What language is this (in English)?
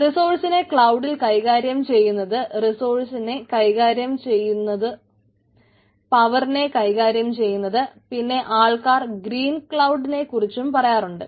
Malayalam